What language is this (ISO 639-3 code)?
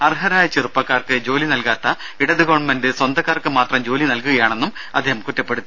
mal